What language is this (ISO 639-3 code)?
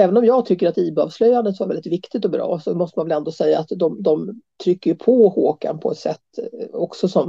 swe